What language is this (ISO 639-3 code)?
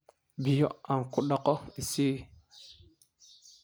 som